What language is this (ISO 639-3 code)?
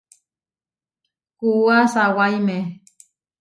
var